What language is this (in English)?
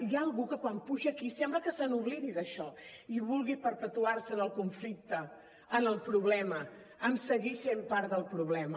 Catalan